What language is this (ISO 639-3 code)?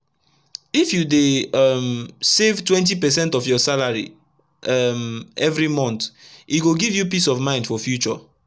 pcm